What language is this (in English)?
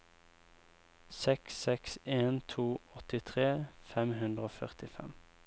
Norwegian